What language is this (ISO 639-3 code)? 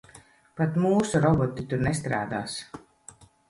lav